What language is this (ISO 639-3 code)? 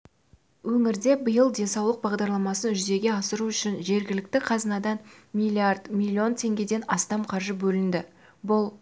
kaz